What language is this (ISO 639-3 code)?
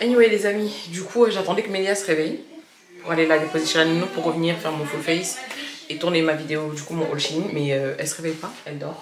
fra